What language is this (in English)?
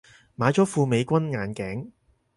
Cantonese